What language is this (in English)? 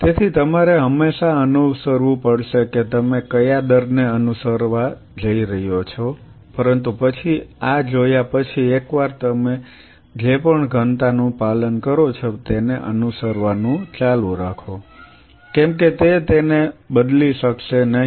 Gujarati